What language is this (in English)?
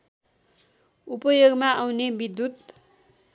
Nepali